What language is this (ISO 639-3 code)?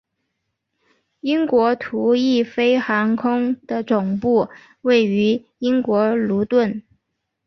zho